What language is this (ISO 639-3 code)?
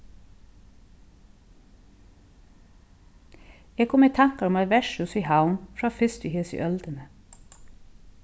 fao